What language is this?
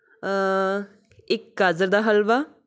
Punjabi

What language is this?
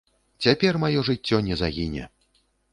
Belarusian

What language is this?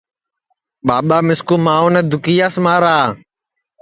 Sansi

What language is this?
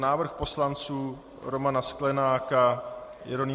Czech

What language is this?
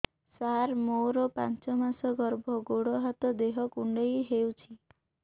Odia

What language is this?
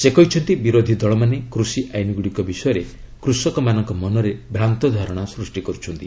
Odia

